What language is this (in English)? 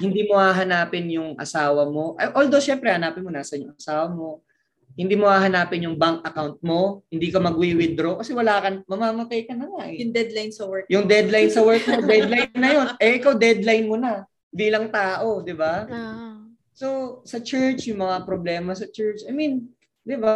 Filipino